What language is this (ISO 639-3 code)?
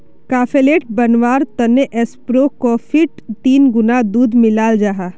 mag